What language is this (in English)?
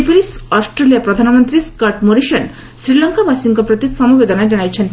Odia